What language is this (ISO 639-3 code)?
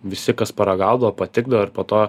lit